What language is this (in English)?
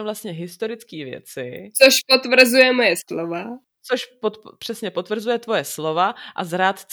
Czech